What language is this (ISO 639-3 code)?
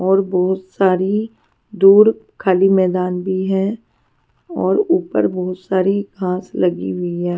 hin